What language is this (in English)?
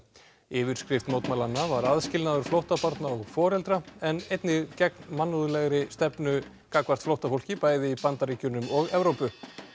Icelandic